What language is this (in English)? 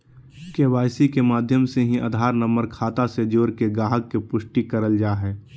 Magahi